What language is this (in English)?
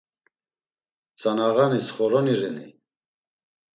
Laz